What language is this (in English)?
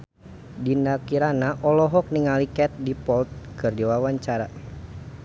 Sundanese